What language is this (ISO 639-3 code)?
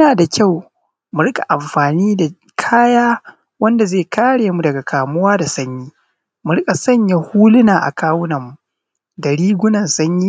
hau